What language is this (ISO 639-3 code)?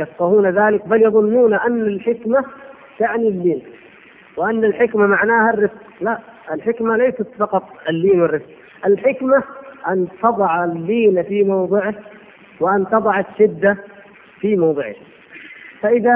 ara